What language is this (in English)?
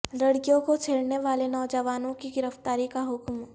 Urdu